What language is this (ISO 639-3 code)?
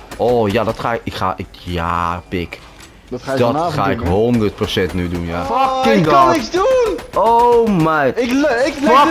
nld